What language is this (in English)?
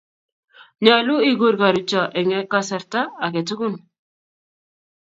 Kalenjin